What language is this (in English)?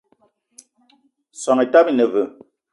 Eton (Cameroon)